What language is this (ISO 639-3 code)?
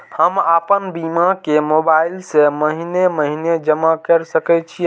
mai